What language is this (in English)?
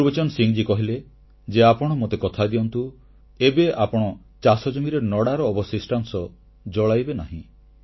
Odia